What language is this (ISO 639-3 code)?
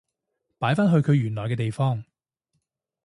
yue